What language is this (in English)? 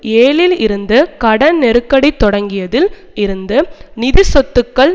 Tamil